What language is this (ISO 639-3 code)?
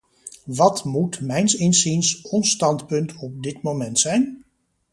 nld